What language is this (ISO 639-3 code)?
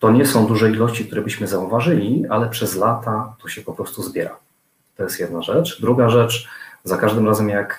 pol